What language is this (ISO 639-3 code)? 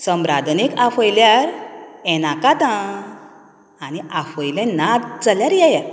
kok